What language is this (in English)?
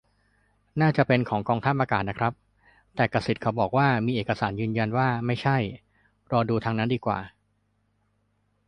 Thai